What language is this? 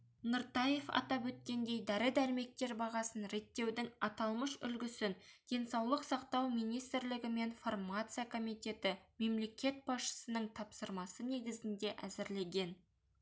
Kazakh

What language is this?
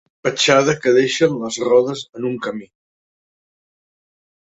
Catalan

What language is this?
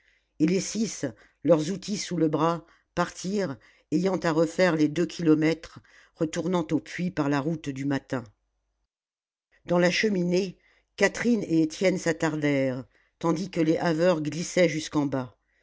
French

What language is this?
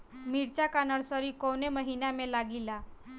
Bhojpuri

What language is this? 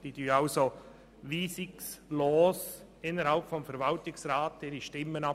Swiss German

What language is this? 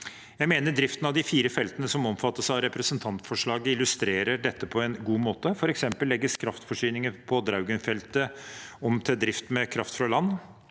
Norwegian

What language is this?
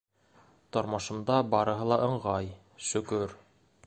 Bashkir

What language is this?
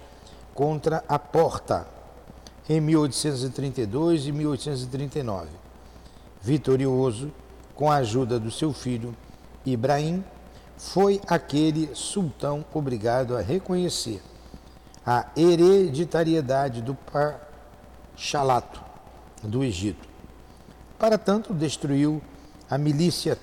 Portuguese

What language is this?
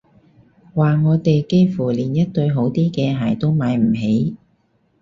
Cantonese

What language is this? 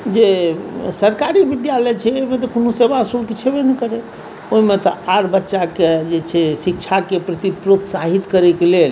Maithili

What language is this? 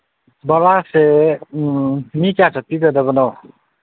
Manipuri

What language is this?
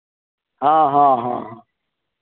Maithili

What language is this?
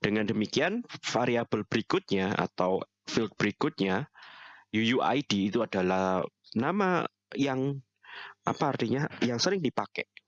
Indonesian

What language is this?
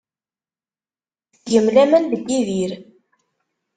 Kabyle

